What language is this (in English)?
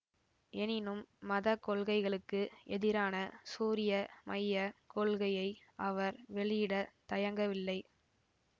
Tamil